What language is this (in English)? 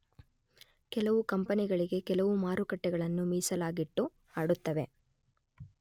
Kannada